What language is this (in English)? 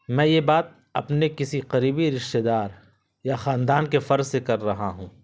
Urdu